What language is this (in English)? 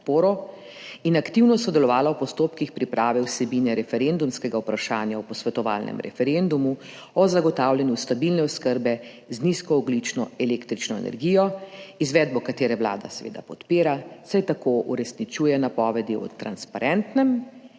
Slovenian